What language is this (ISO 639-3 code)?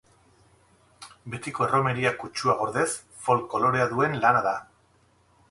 eus